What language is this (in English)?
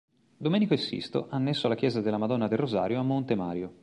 Italian